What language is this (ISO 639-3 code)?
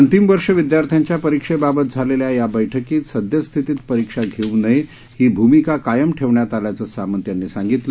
mar